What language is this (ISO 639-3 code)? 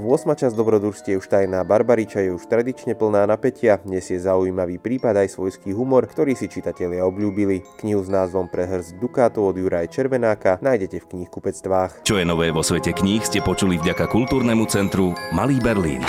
slk